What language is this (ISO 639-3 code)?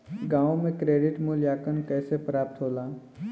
bho